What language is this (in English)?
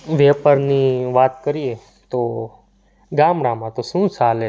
Gujarati